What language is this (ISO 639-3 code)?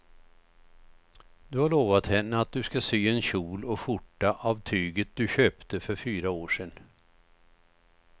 swe